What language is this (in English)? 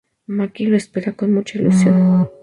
Spanish